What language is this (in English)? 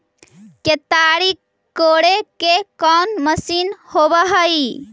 Magahi